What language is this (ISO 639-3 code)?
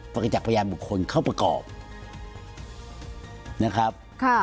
tha